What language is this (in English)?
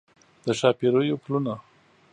Pashto